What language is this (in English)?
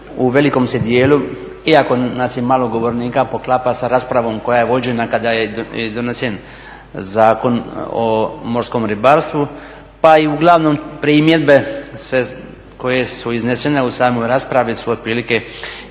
Croatian